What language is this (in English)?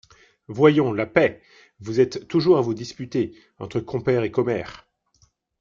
French